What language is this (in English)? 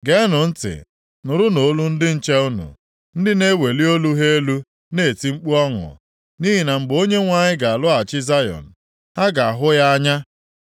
Igbo